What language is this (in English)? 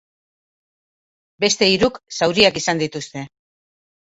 Basque